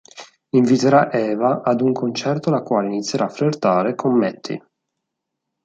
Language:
Italian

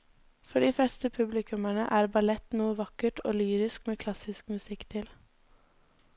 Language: Norwegian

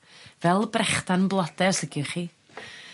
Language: Welsh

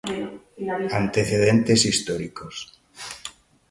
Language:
Galician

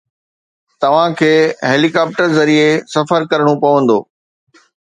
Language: Sindhi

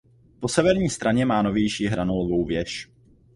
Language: Czech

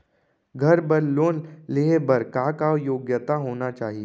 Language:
Chhattisgarhi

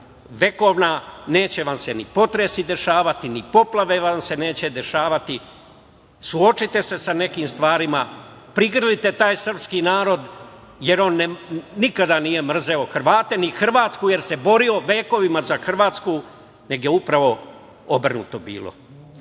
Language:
Serbian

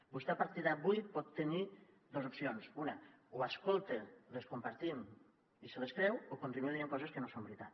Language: Catalan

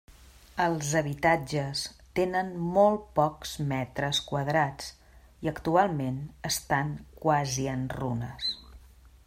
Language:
Catalan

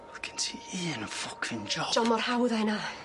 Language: Welsh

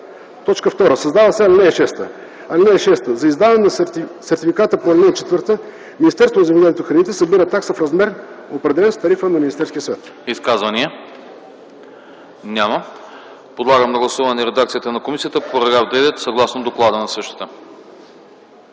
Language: Bulgarian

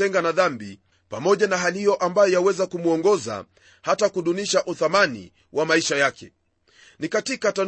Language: Swahili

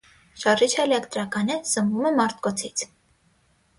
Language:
Armenian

